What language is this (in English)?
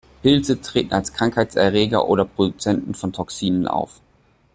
German